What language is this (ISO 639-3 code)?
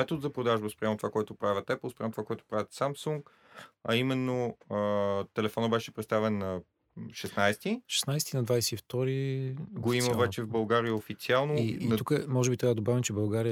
bul